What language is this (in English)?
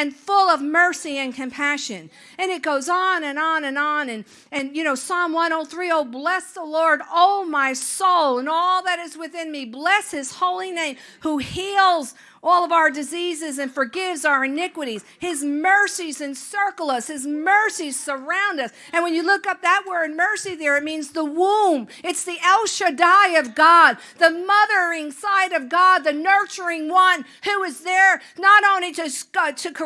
English